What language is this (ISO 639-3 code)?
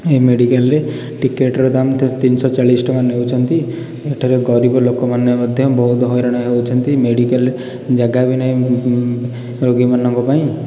ori